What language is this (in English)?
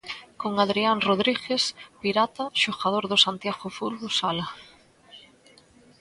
Galician